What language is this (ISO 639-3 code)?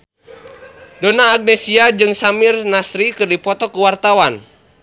sun